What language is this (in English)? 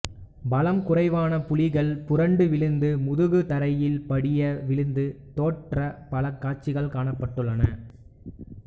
Tamil